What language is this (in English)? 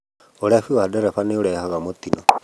Kikuyu